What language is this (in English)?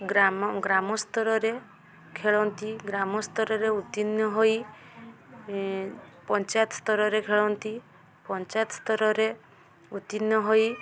Odia